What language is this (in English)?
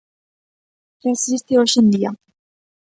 Galician